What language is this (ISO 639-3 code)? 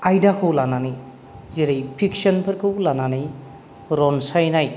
brx